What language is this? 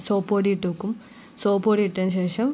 Malayalam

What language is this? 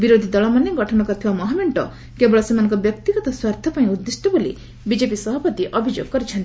Odia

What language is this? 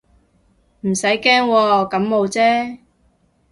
Cantonese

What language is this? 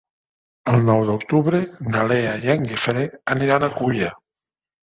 Catalan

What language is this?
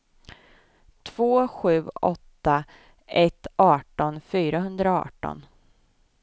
Swedish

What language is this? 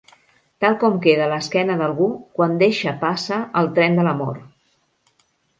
Catalan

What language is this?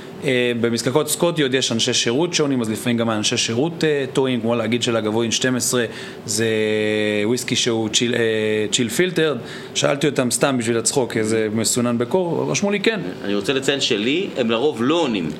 Hebrew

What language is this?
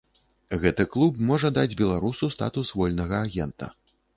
Belarusian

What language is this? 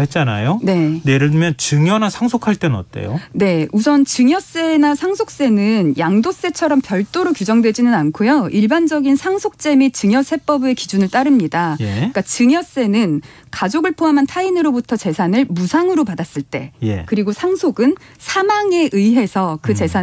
Korean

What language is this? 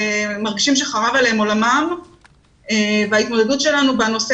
Hebrew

